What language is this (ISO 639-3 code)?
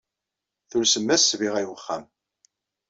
kab